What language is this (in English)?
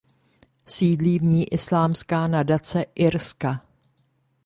Czech